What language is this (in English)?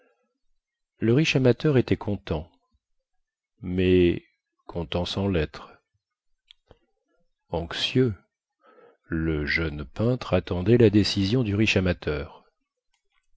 French